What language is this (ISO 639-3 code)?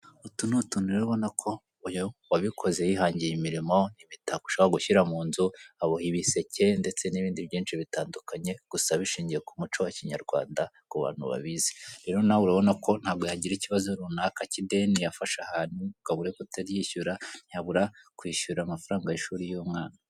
kin